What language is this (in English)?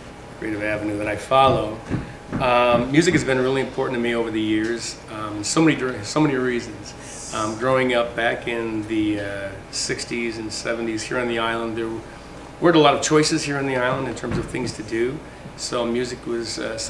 English